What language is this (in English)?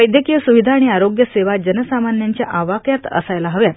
Marathi